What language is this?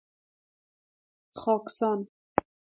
Persian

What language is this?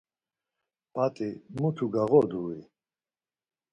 Laz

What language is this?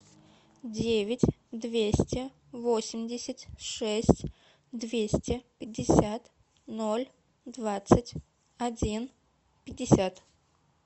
Russian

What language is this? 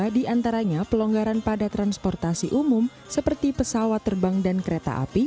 Indonesian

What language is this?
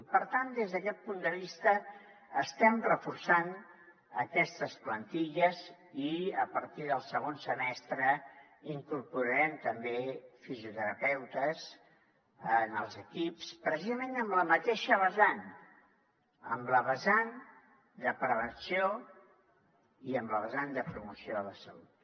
Catalan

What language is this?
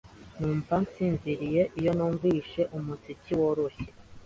Kinyarwanda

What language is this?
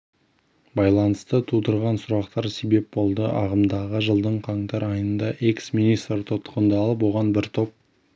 Kazakh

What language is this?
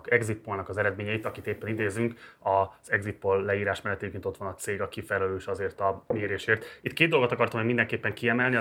Hungarian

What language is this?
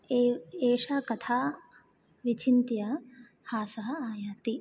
Sanskrit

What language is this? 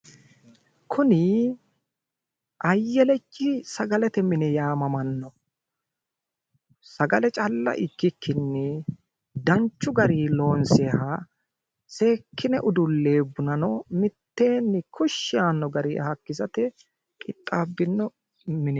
Sidamo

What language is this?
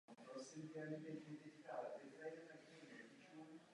Czech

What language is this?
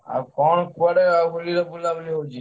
Odia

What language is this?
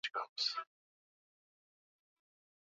Swahili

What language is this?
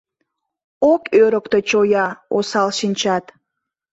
Mari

